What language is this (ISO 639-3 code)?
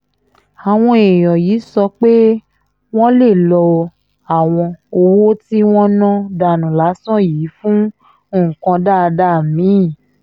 yor